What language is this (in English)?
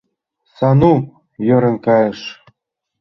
Mari